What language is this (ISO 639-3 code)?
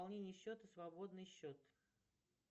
rus